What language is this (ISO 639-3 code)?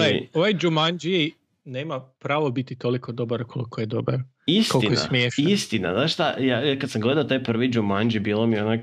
hrv